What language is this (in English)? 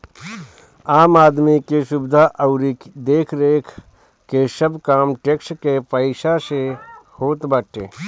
Bhojpuri